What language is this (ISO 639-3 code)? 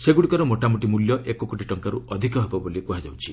ori